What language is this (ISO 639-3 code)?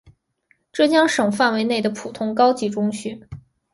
zho